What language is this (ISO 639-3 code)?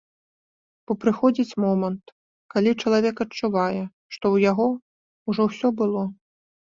bel